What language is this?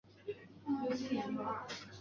Chinese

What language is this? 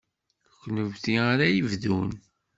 Kabyle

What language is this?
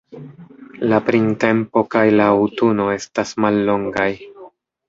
Esperanto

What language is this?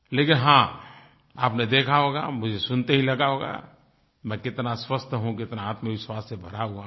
Hindi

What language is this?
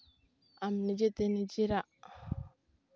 Santali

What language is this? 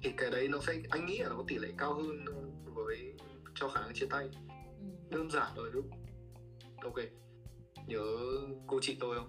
Vietnamese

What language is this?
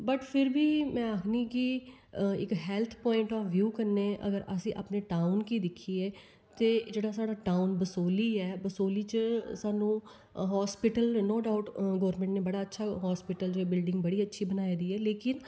Dogri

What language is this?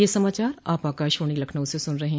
Hindi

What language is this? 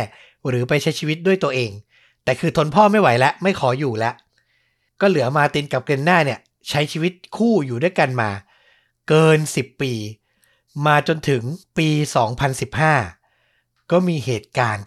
Thai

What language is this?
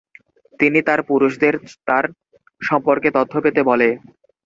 Bangla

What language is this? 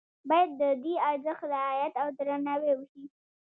Pashto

